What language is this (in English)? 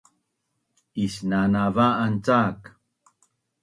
Bunun